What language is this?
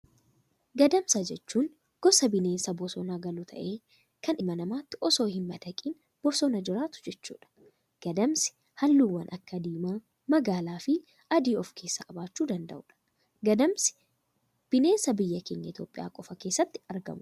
Oromo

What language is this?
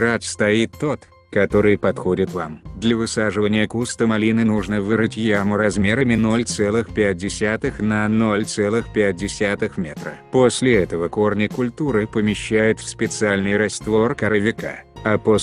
Russian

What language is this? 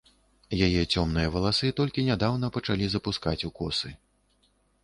Belarusian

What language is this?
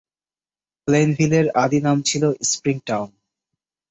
Bangla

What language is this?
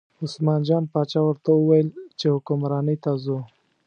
Pashto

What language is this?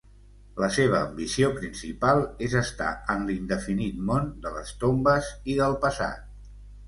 Catalan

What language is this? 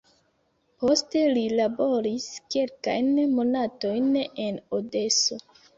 Esperanto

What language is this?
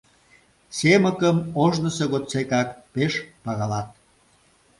Mari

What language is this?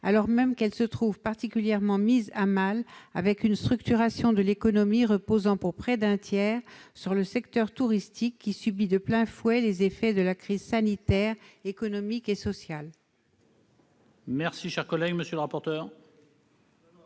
French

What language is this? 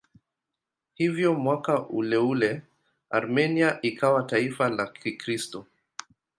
Swahili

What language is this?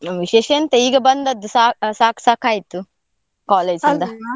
Kannada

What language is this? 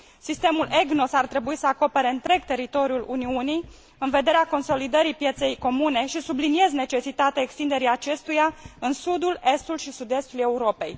Romanian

